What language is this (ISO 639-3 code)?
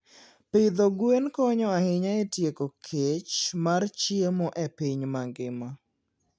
luo